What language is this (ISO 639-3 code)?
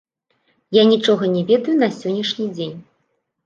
bel